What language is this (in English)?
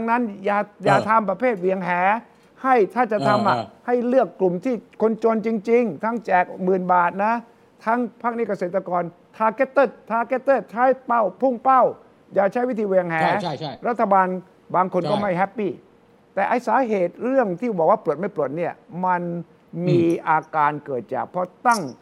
Thai